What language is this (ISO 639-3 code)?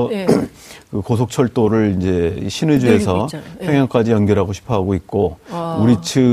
kor